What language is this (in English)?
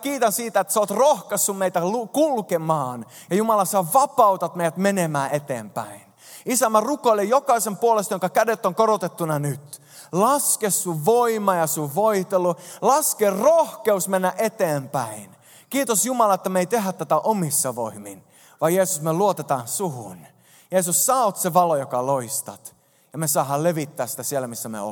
Finnish